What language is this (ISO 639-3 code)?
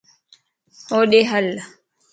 lss